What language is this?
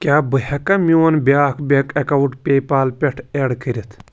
Kashmiri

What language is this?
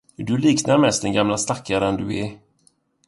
Swedish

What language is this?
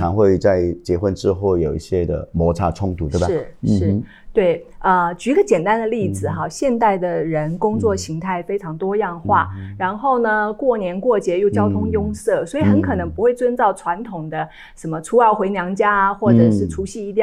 Chinese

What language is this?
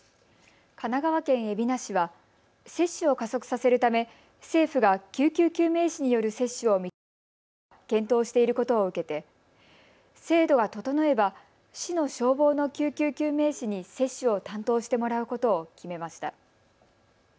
Japanese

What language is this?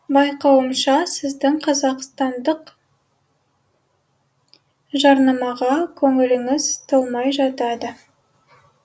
Kazakh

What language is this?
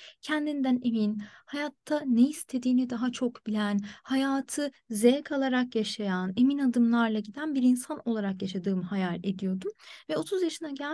Turkish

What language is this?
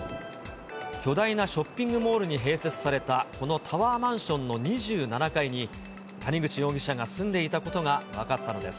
Japanese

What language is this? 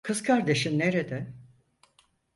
Turkish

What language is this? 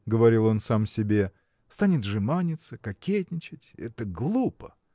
Russian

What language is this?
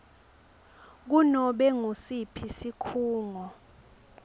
Swati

